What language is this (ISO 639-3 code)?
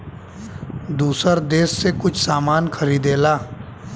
bho